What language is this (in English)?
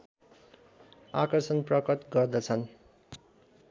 Nepali